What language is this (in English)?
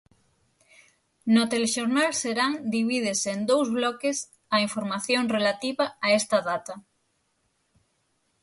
Galician